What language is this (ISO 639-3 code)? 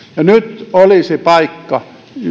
fin